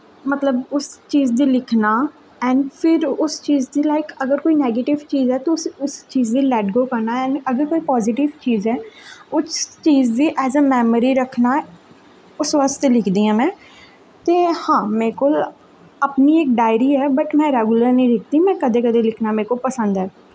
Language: Dogri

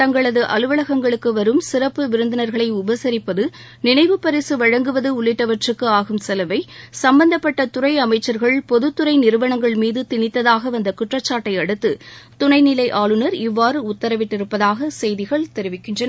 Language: Tamil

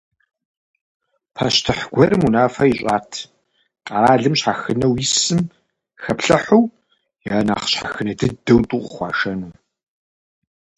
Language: Kabardian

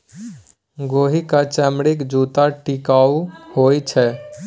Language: Maithili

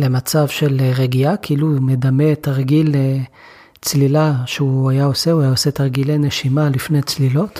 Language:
Hebrew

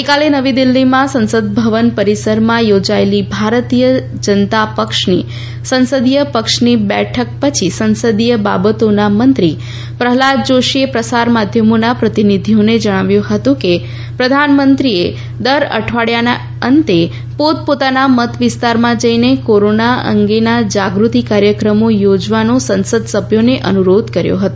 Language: Gujarati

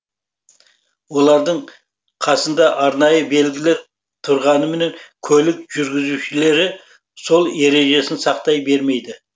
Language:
Kazakh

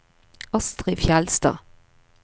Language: Norwegian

